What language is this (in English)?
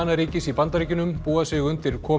Icelandic